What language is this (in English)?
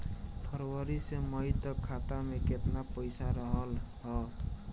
Bhojpuri